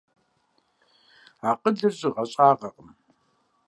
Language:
Kabardian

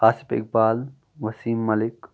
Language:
Kashmiri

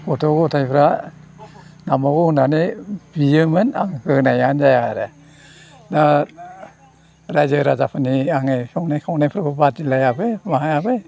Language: Bodo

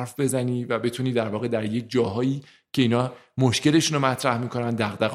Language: Persian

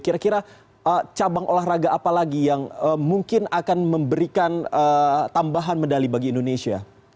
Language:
Indonesian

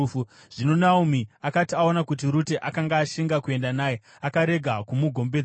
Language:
Shona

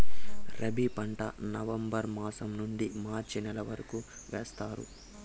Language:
Telugu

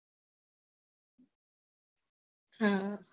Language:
Gujarati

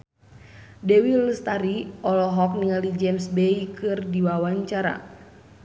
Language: Sundanese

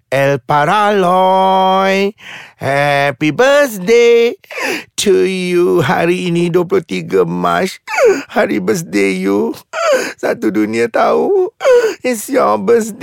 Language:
Malay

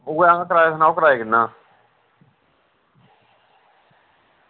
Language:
Dogri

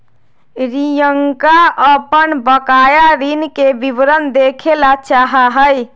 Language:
Magahi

